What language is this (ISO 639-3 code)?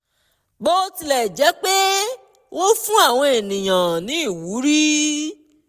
yor